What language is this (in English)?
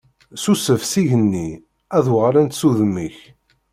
Kabyle